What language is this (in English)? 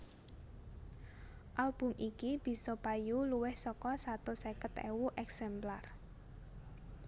Javanese